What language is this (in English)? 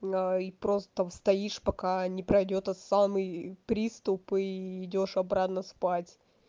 Russian